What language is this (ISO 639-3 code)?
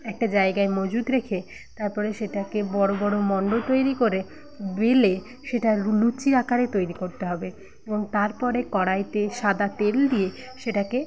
ben